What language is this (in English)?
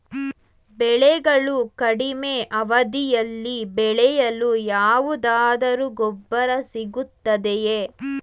Kannada